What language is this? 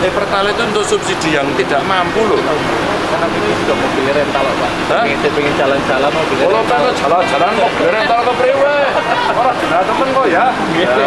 Indonesian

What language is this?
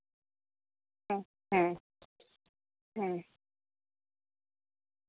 Santali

